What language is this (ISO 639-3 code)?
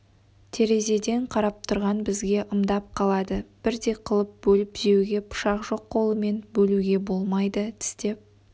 kaz